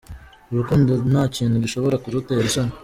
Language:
Kinyarwanda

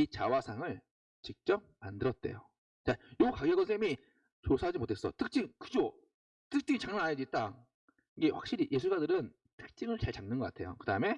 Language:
Korean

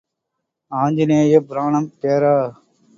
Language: Tamil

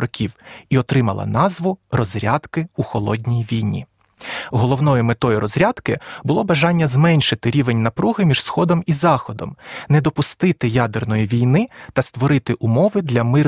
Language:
Ukrainian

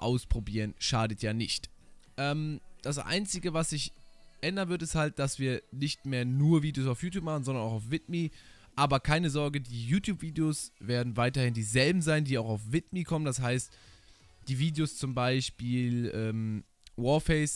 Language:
German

